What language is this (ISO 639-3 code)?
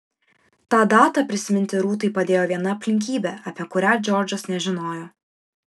lit